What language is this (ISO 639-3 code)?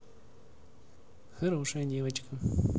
rus